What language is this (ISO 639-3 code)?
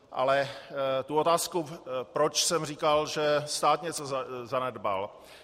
ces